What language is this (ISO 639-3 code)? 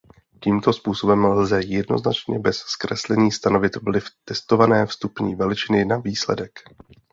ces